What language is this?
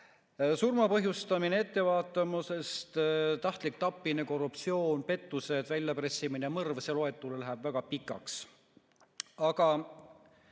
Estonian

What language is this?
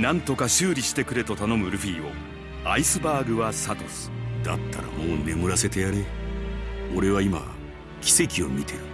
Japanese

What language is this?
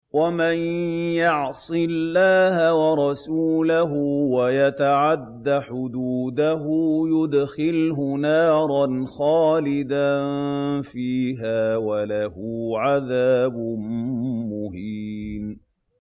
Arabic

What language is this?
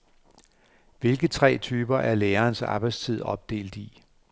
Danish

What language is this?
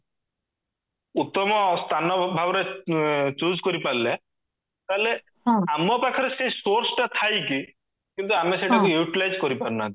Odia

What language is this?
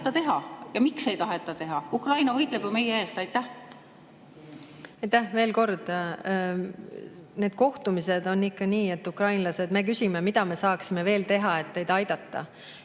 Estonian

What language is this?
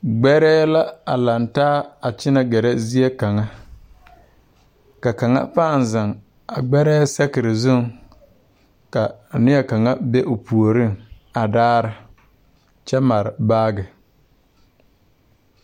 Southern Dagaare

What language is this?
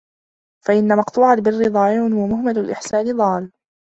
Arabic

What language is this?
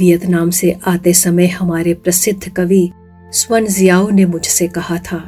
Hindi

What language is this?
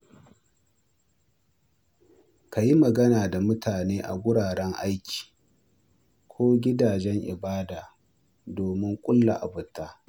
Hausa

